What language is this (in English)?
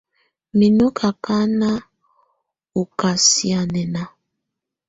Tunen